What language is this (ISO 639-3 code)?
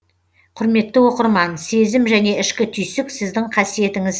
kaz